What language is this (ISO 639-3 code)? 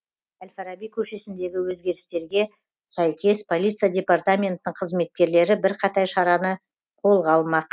kaz